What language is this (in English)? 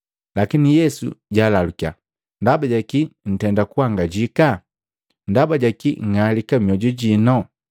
Matengo